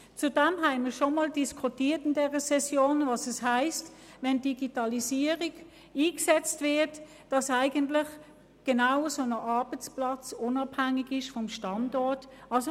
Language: Swiss German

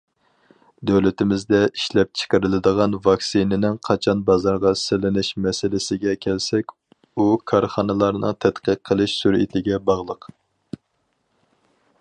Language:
Uyghur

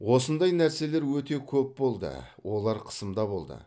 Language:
Kazakh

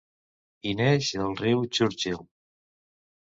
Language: Catalan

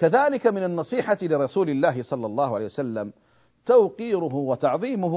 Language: Arabic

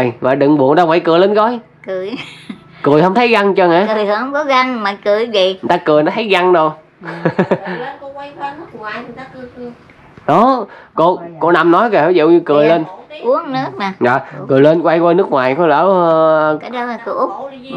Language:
Vietnamese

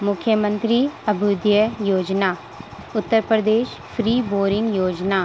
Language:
Urdu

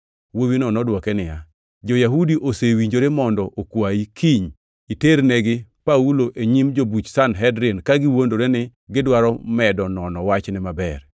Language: Luo (Kenya and Tanzania)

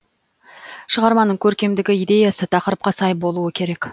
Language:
Kazakh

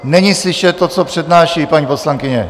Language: Czech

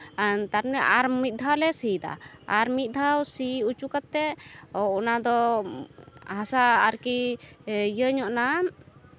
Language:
Santali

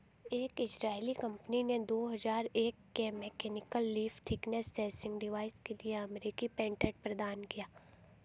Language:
Hindi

